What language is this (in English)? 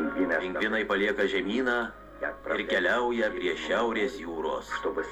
Lithuanian